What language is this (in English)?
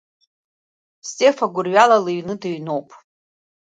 Abkhazian